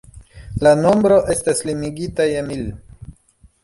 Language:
Esperanto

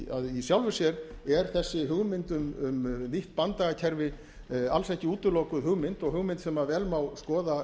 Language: Icelandic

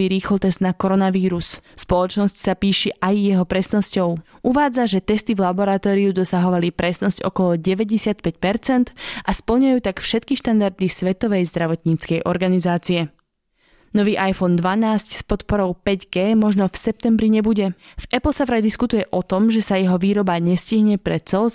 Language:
Slovak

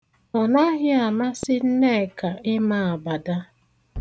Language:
Igbo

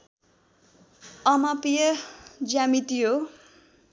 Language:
Nepali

